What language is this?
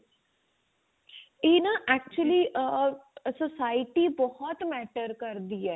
Punjabi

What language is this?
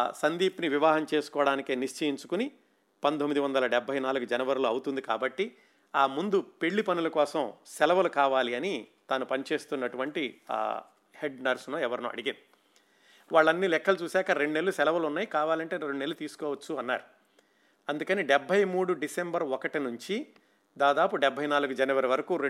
Telugu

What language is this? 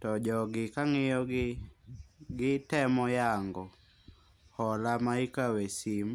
Luo (Kenya and Tanzania)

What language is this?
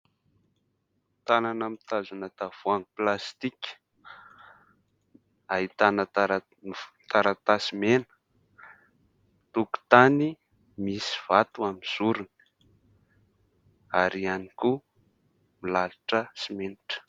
Malagasy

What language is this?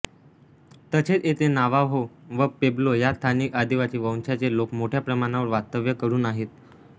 Marathi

